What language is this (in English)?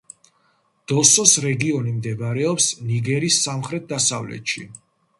Georgian